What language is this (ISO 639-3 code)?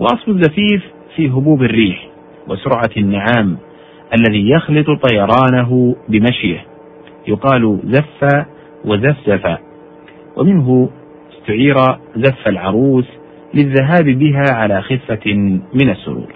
ara